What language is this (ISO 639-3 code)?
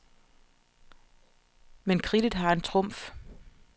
dan